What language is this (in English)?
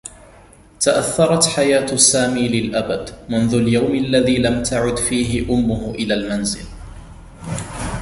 Arabic